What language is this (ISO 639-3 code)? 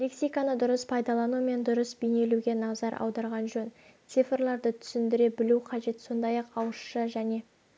kaz